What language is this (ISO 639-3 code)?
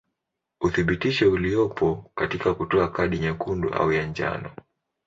swa